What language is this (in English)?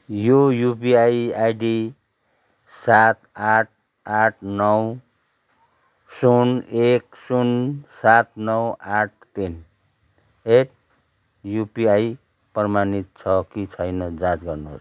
Nepali